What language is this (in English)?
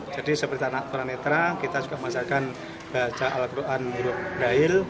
Indonesian